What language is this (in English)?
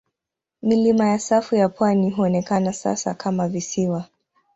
Swahili